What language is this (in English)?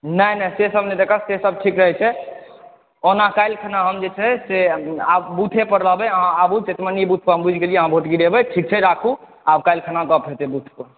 Maithili